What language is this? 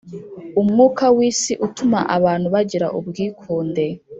Kinyarwanda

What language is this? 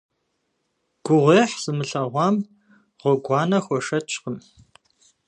Kabardian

